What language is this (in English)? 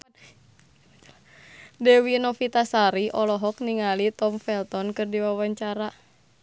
Sundanese